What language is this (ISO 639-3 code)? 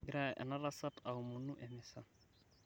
mas